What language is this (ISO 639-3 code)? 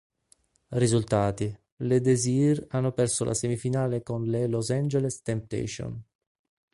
ita